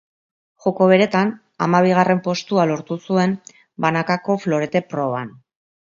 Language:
Basque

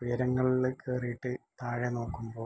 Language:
Malayalam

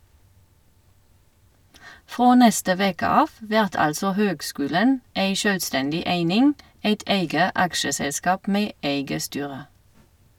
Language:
Norwegian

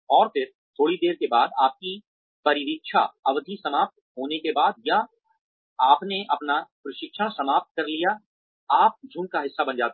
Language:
Hindi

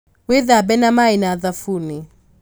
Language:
Kikuyu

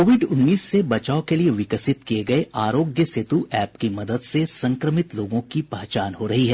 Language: Hindi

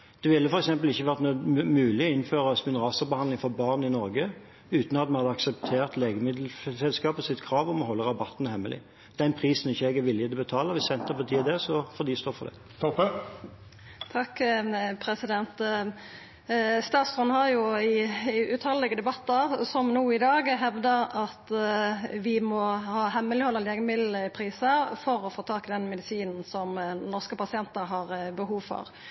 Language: Norwegian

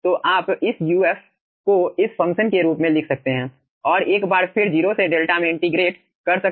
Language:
Hindi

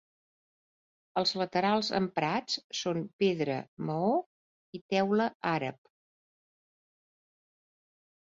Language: Catalan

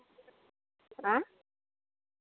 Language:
Santali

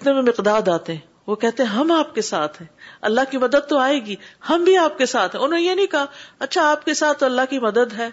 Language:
Urdu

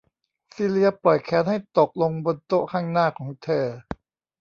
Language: Thai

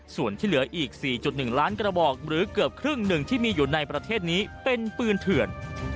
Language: Thai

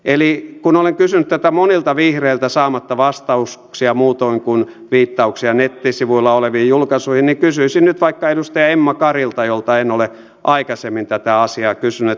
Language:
Finnish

